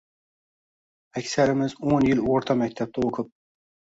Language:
Uzbek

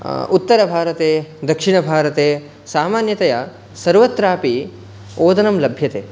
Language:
Sanskrit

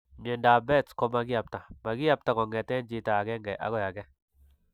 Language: Kalenjin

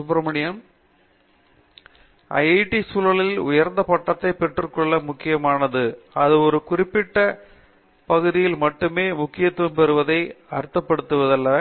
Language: Tamil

